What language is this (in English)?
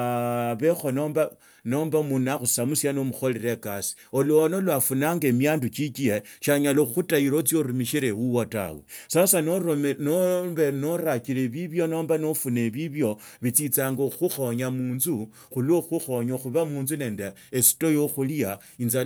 Tsotso